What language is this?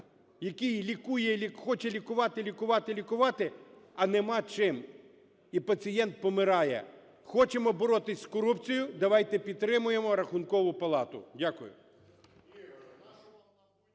Ukrainian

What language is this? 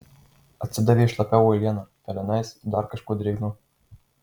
Lithuanian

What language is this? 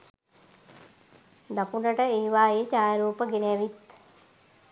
Sinhala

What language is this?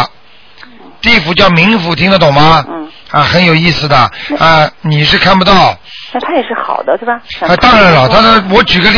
Chinese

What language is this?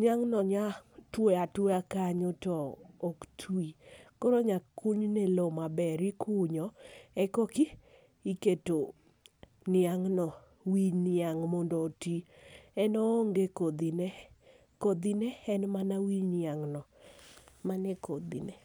Luo (Kenya and Tanzania)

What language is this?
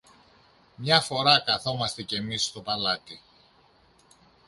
Greek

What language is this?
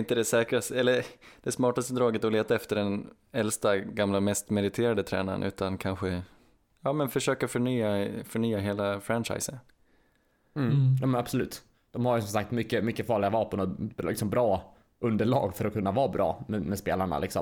Swedish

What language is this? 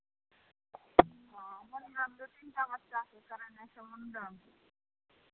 Maithili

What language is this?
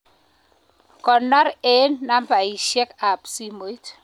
Kalenjin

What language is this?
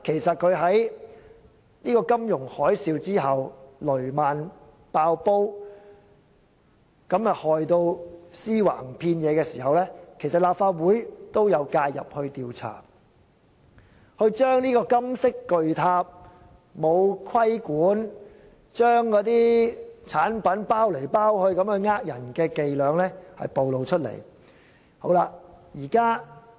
Cantonese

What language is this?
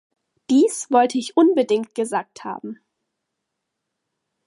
German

